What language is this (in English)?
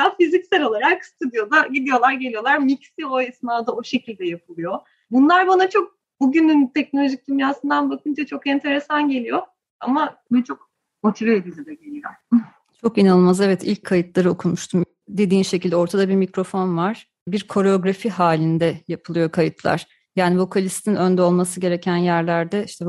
Turkish